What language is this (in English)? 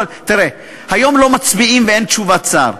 Hebrew